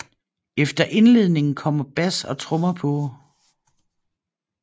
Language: Danish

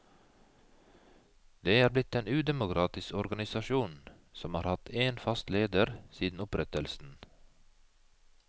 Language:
Norwegian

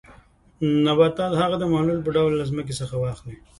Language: Pashto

